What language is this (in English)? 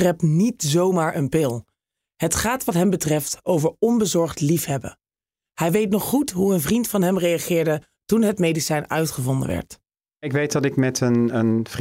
Dutch